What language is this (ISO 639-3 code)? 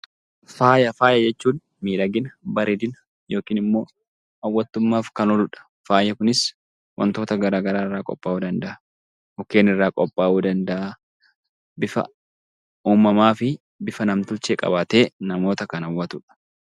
orm